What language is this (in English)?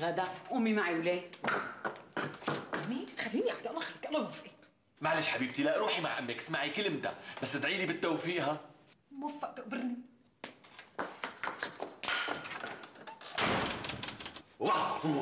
Arabic